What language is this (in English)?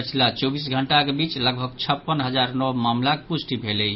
Maithili